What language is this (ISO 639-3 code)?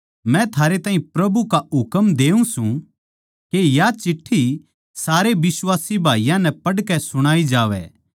bgc